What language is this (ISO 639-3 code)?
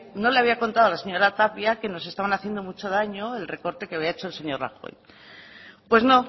spa